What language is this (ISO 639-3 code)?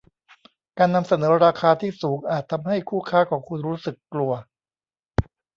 tha